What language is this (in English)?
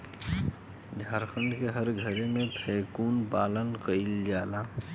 Bhojpuri